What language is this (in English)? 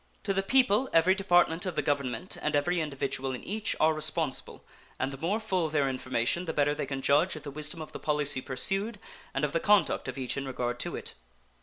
English